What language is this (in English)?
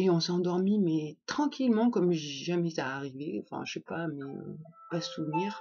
French